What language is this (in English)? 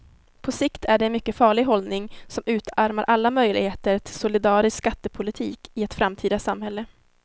Swedish